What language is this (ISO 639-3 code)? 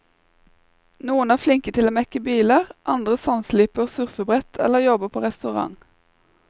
nor